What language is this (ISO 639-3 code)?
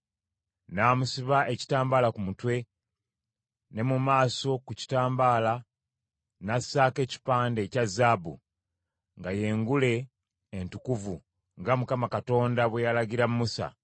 lug